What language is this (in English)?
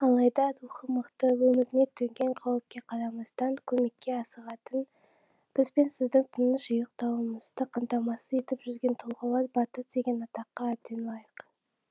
Kazakh